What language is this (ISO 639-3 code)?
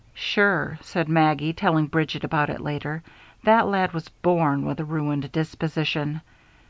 eng